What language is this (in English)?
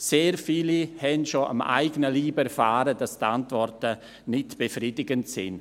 Swiss German